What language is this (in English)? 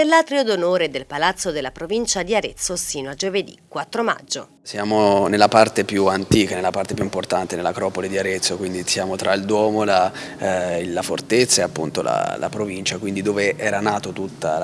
Italian